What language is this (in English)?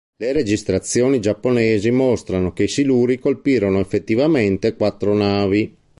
Italian